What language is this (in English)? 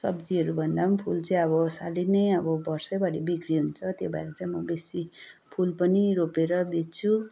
Nepali